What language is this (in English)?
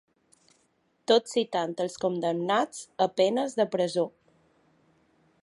Catalan